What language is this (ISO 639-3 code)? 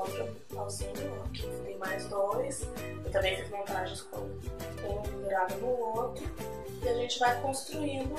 por